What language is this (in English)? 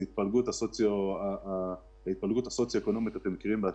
Hebrew